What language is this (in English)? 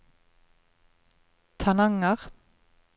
Norwegian